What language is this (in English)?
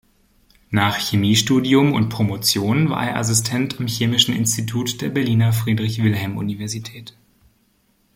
German